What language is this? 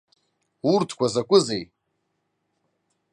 Abkhazian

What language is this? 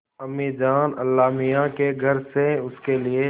Hindi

